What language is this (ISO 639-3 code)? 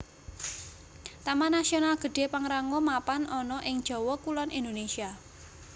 jav